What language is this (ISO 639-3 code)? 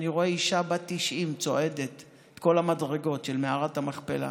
heb